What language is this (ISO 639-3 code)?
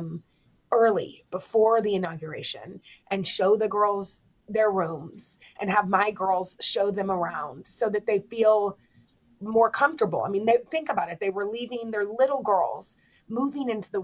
eng